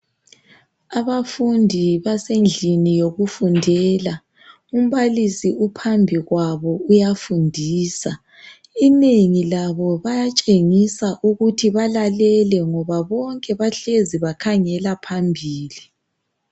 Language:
North Ndebele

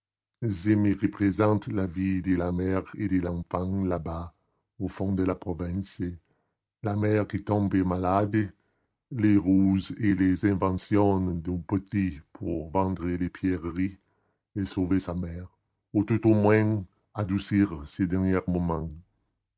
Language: French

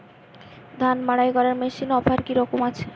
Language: Bangla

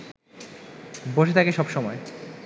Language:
Bangla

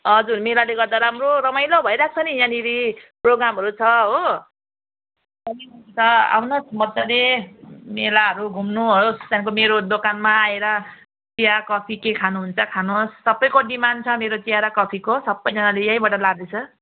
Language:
Nepali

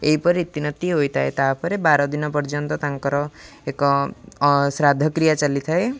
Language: Odia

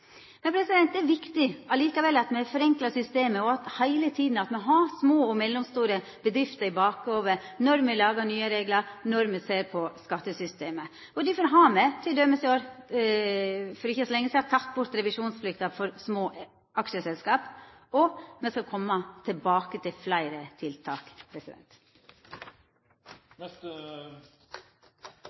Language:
Norwegian Nynorsk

